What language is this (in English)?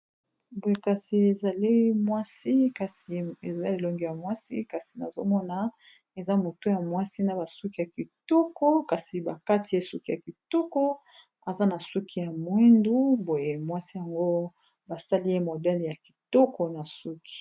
Lingala